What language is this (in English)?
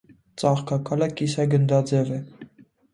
Armenian